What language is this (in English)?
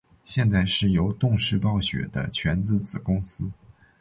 Chinese